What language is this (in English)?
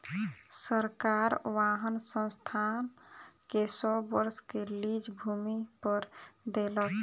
Maithili